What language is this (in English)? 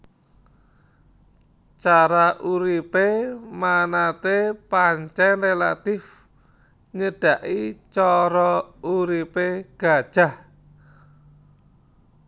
Javanese